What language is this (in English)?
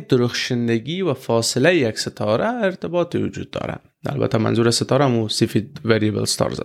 Persian